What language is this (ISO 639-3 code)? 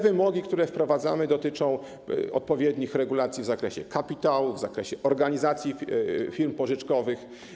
pol